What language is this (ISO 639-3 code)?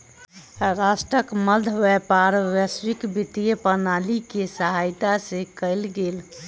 mai